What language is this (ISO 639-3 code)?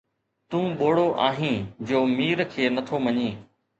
snd